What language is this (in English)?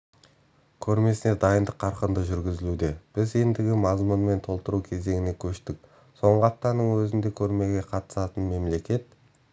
Kazakh